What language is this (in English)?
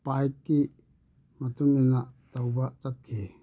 Manipuri